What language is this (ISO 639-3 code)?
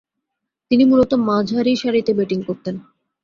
ben